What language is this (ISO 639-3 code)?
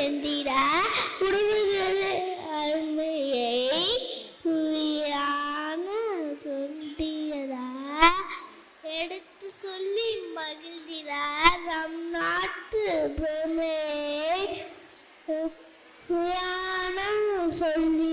tam